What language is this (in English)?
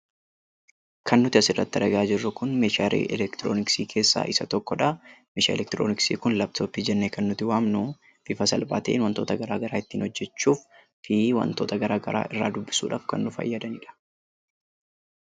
Oromo